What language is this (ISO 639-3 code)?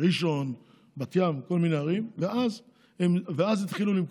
heb